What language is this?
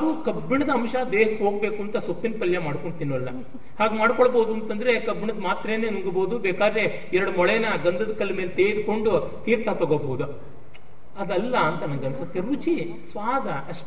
Kannada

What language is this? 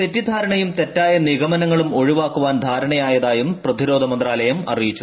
Malayalam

